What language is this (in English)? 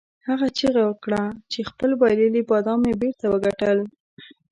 Pashto